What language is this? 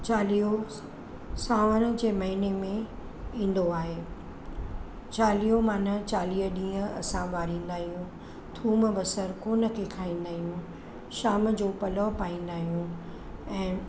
Sindhi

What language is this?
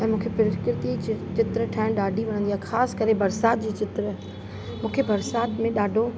Sindhi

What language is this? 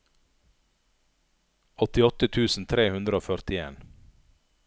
Norwegian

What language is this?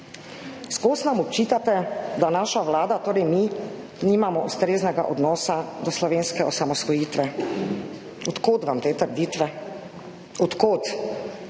Slovenian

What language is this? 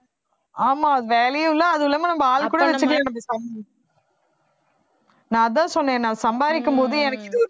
Tamil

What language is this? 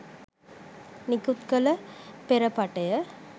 Sinhala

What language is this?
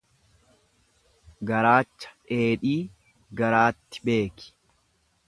Oromo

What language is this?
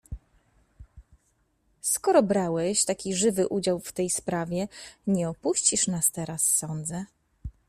Polish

